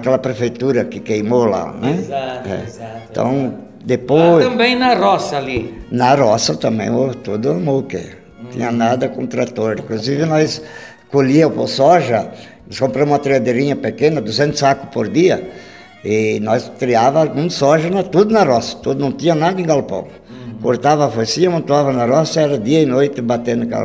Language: Portuguese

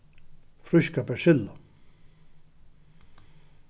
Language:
Faroese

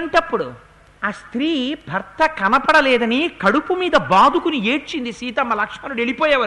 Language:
Telugu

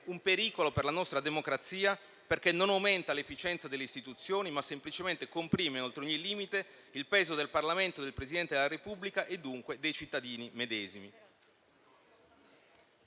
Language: Italian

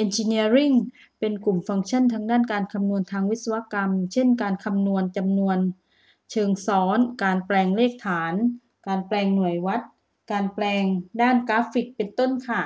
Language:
Thai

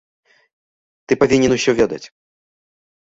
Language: Belarusian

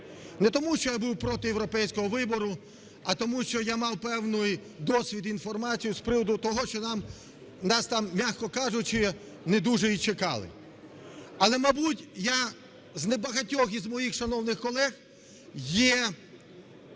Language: Ukrainian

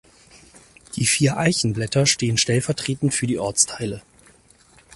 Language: German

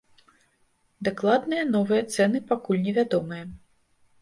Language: Belarusian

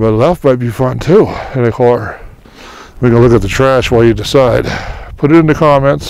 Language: English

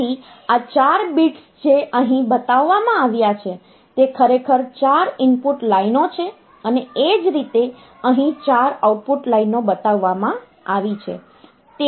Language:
Gujarati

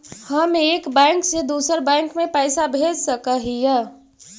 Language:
Magahi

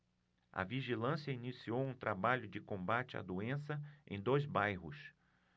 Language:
Portuguese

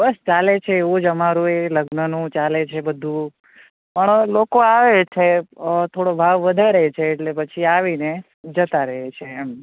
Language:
Gujarati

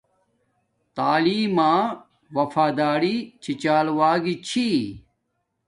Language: Domaaki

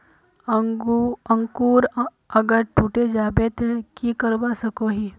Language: Magahi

